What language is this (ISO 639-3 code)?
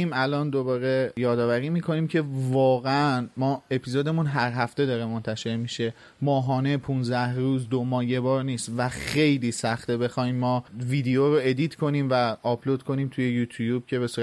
fas